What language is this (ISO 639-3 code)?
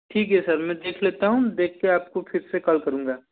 hin